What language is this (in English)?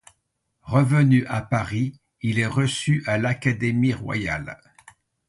French